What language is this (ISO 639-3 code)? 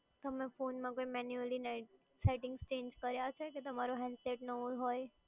guj